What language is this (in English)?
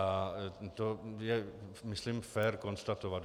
Czech